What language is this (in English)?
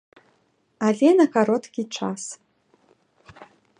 Belarusian